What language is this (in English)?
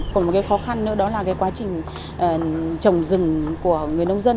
Vietnamese